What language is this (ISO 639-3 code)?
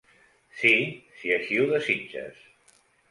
cat